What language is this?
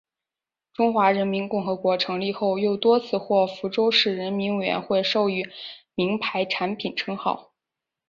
Chinese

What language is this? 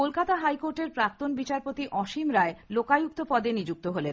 Bangla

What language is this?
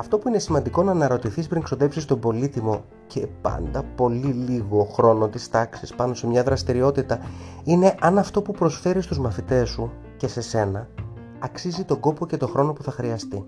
Greek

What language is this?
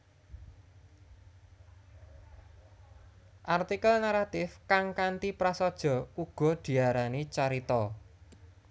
Javanese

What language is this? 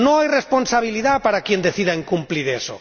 Spanish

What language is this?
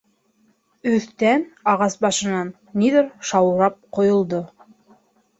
Bashkir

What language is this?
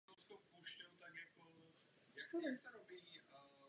Czech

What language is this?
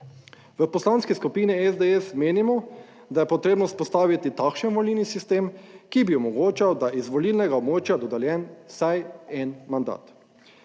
Slovenian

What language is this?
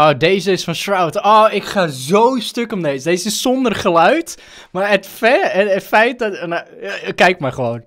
Dutch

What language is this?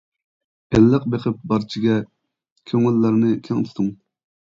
Uyghur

